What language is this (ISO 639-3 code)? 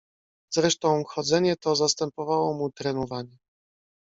pol